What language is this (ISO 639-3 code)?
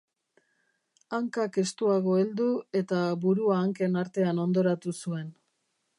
eus